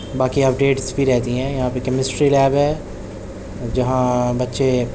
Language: Urdu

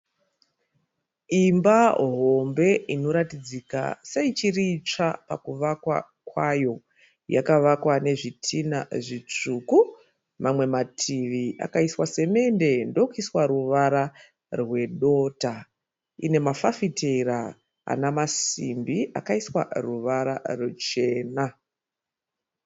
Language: Shona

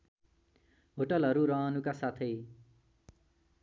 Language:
Nepali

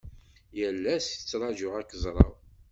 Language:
Kabyle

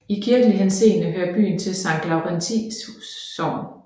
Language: Danish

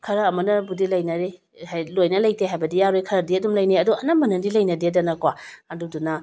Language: Manipuri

